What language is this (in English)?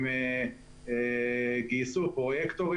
Hebrew